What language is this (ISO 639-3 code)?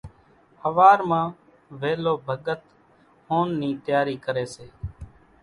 gjk